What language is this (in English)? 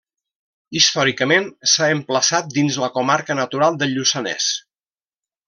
Catalan